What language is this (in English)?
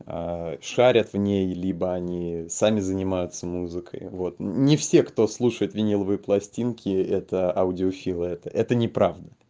Russian